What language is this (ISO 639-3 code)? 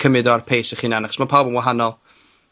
cym